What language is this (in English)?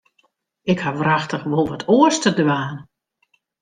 Western Frisian